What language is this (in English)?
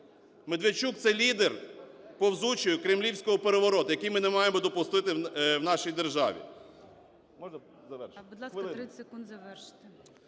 Ukrainian